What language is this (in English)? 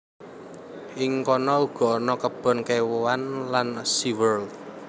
Javanese